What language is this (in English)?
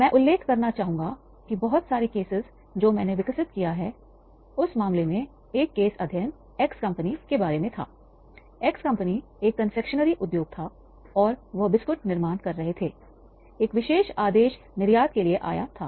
Hindi